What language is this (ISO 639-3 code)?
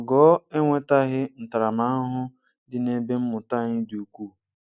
ibo